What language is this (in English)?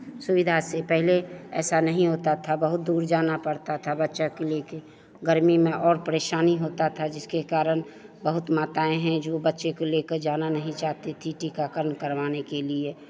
Hindi